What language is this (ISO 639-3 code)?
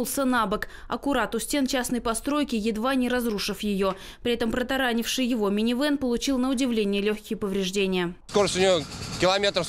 rus